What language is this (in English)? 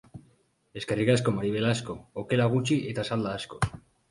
Basque